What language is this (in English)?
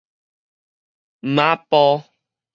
Min Nan Chinese